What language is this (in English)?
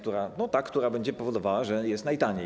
Polish